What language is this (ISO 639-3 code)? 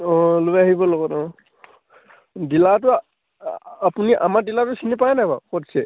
asm